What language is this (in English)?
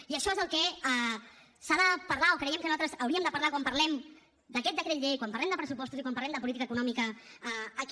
Catalan